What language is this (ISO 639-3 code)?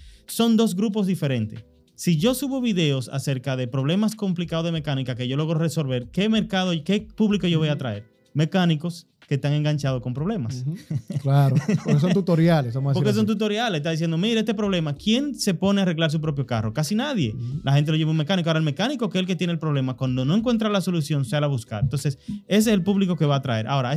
spa